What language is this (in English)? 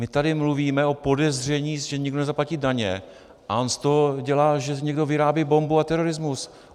Czech